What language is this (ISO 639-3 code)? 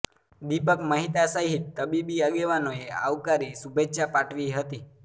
guj